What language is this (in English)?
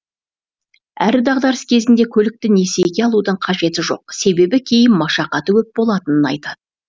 Kazakh